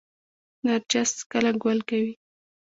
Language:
Pashto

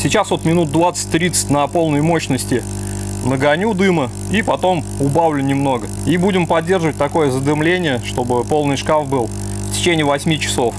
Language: Russian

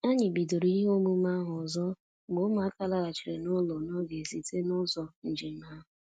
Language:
Igbo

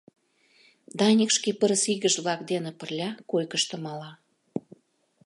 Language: Mari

